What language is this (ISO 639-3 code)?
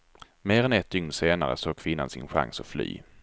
swe